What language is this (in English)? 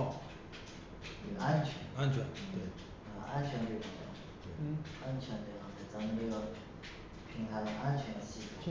Chinese